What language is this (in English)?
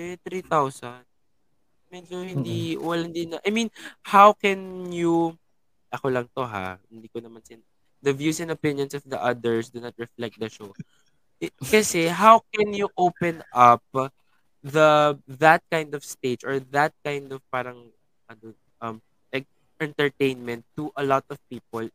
Filipino